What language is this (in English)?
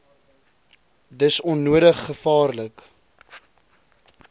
Afrikaans